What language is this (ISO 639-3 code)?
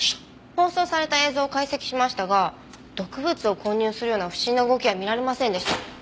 jpn